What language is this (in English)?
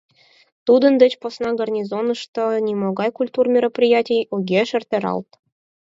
Mari